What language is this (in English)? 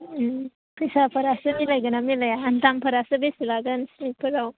Bodo